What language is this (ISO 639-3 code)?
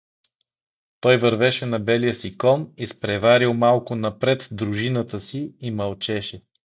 bul